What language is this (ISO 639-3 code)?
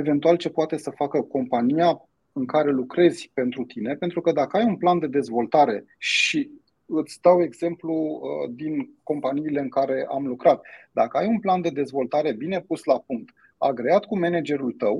ron